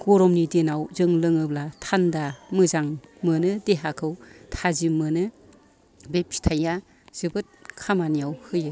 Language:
Bodo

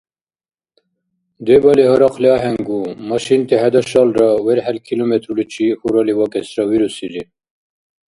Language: Dargwa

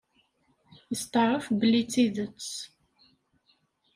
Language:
Kabyle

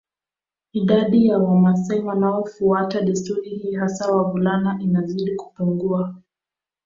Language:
Swahili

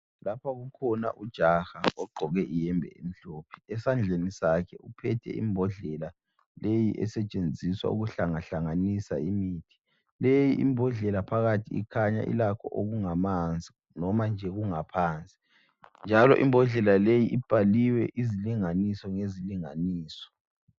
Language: North Ndebele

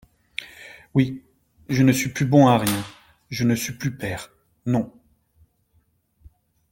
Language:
French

